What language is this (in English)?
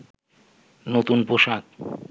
Bangla